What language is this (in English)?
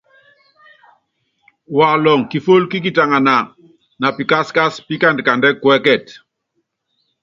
Yangben